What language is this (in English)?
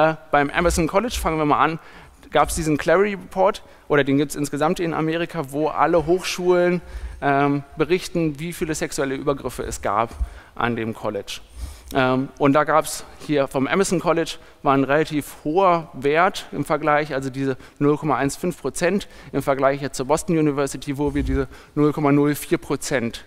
German